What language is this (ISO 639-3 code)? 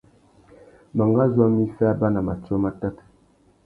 bag